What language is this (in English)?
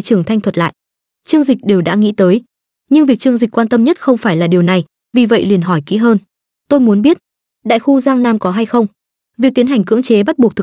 Vietnamese